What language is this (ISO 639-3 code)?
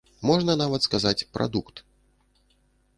bel